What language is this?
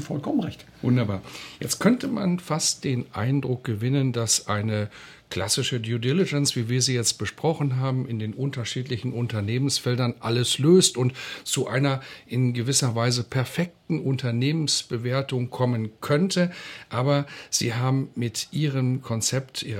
German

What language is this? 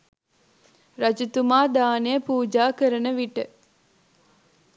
Sinhala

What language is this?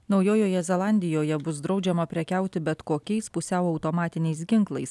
Lithuanian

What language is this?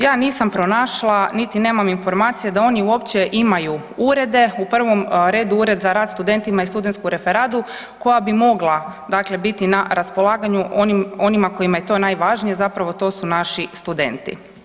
Croatian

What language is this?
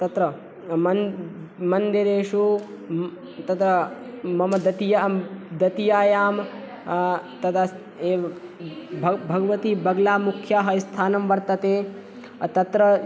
Sanskrit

